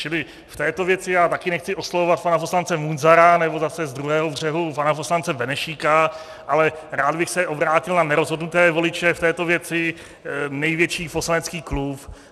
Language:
Czech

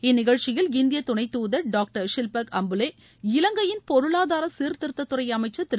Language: Tamil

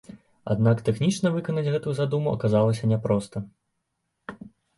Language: Belarusian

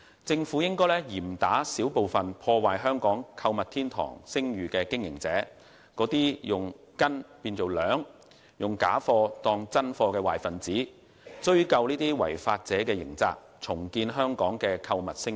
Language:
Cantonese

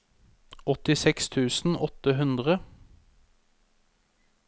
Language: Norwegian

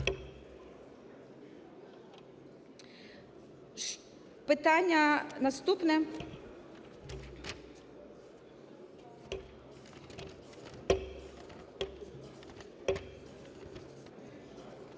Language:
Ukrainian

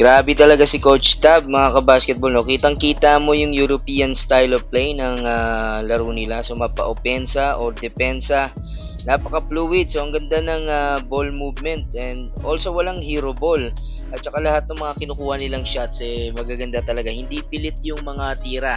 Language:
Filipino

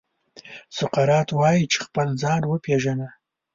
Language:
Pashto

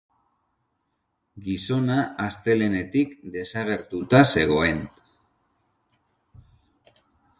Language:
Basque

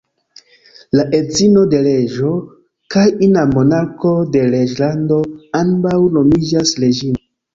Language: Esperanto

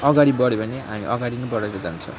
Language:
Nepali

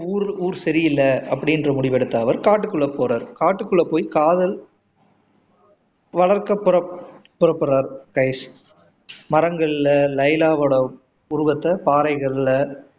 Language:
Tamil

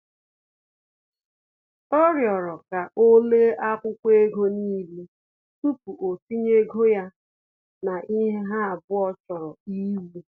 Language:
Igbo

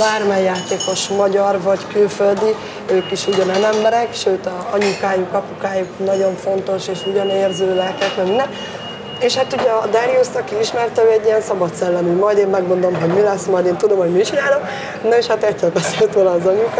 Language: Hungarian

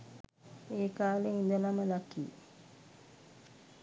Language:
Sinhala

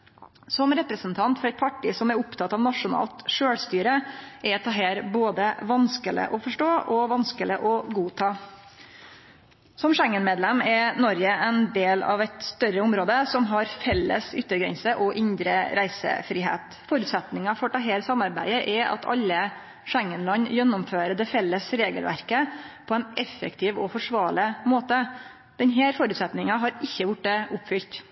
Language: Norwegian Nynorsk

